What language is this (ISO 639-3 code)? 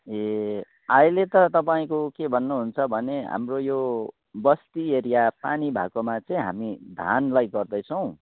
nep